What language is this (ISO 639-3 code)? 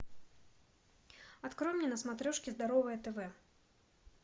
rus